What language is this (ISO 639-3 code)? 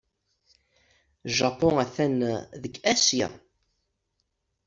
kab